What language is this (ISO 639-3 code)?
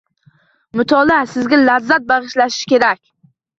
uzb